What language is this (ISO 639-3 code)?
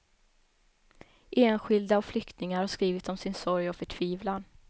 swe